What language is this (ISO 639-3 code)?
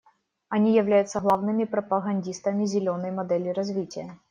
rus